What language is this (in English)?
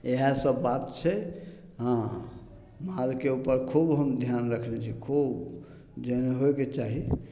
Maithili